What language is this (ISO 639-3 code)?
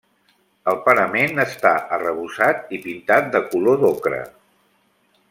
cat